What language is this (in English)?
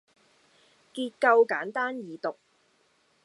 Cantonese